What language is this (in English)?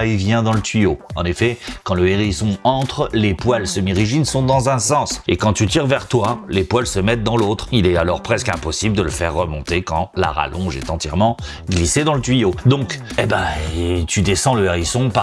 French